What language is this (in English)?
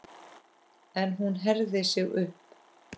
Icelandic